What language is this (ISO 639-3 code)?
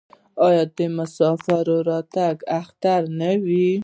pus